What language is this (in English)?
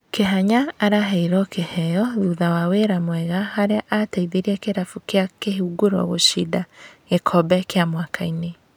Kikuyu